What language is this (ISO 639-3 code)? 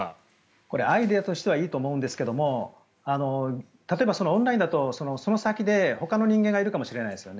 jpn